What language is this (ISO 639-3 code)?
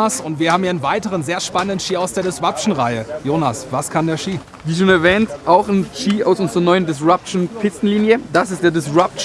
deu